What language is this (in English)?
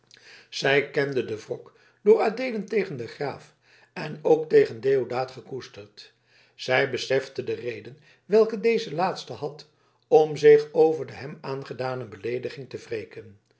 Dutch